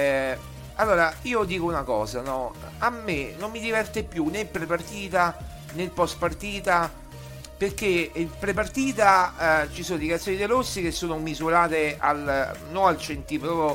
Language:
Italian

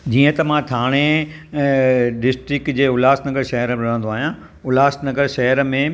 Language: Sindhi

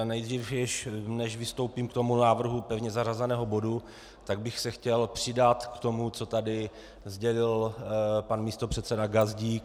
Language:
Czech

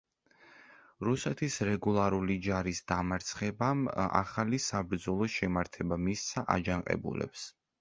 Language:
Georgian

